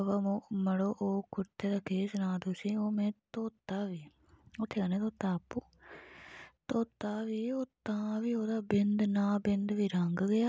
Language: Dogri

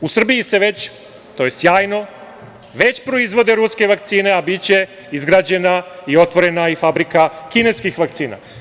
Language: Serbian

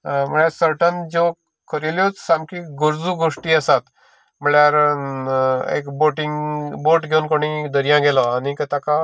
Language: Konkani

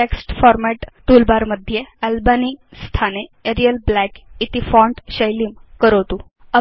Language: Sanskrit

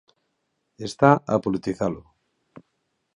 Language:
Galician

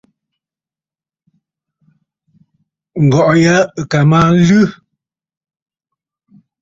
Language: Bafut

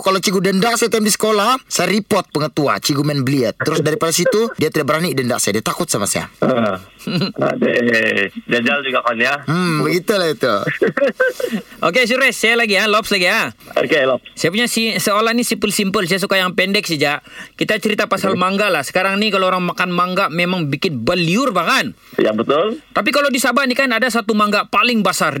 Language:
Malay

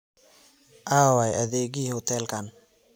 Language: Somali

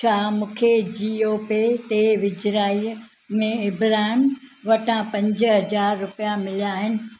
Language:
Sindhi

